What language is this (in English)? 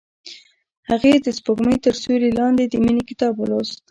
Pashto